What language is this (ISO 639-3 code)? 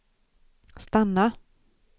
swe